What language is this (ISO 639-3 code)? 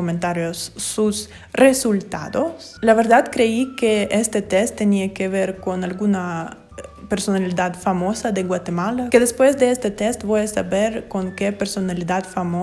spa